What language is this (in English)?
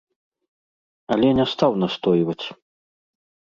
Belarusian